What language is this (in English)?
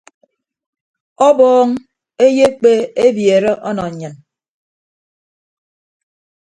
Ibibio